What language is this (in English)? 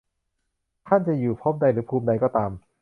Thai